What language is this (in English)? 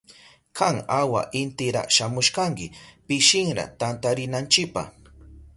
Southern Pastaza Quechua